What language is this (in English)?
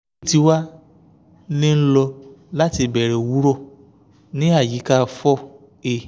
Yoruba